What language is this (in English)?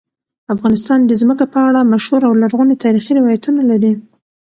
Pashto